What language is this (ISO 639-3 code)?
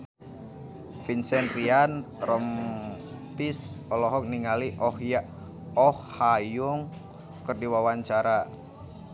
sun